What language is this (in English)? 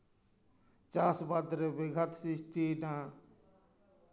Santali